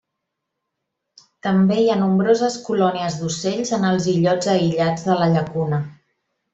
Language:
Catalan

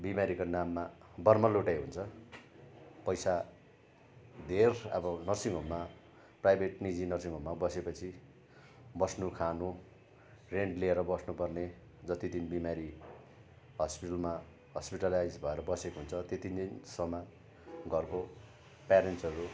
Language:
Nepali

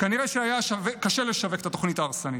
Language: Hebrew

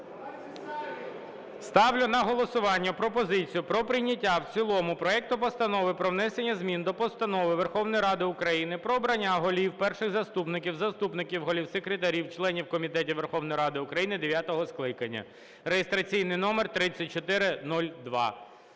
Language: Ukrainian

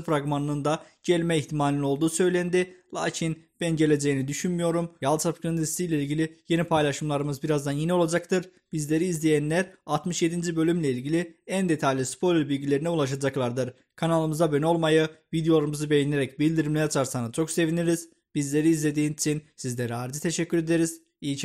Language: Turkish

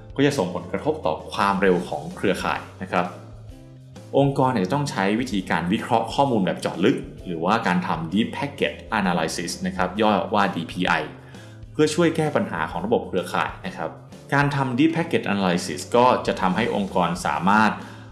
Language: Thai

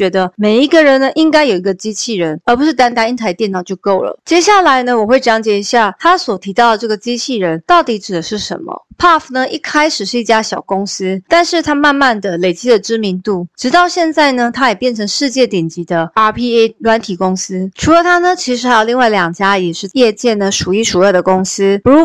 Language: Chinese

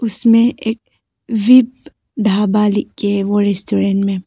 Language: Hindi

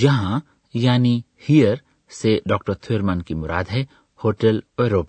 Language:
Urdu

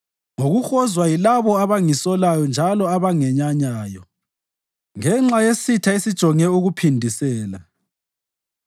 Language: North Ndebele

